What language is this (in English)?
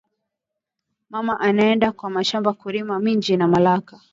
Swahili